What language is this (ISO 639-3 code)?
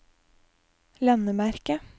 nor